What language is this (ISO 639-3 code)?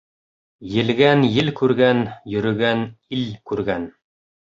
bak